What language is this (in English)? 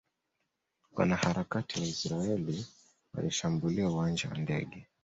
Swahili